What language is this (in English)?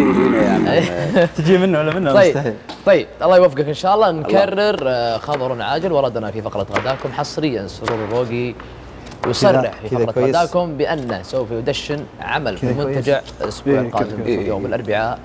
Arabic